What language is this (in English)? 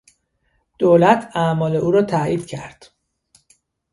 Persian